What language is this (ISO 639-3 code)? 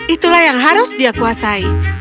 ind